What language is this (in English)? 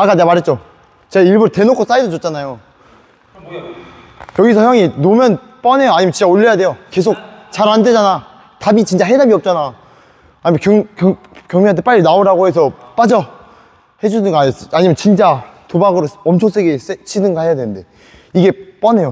Korean